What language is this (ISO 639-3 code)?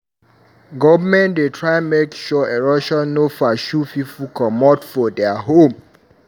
pcm